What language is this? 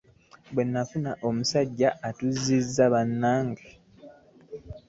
Ganda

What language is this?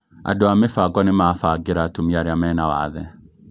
Kikuyu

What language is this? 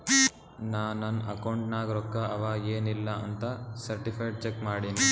Kannada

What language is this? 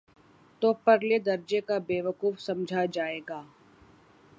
Urdu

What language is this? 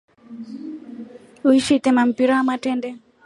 Rombo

